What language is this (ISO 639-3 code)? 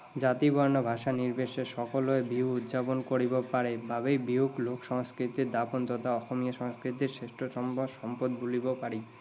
asm